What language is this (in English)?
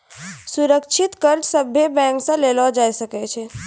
Maithili